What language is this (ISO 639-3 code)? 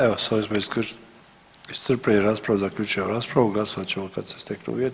hrv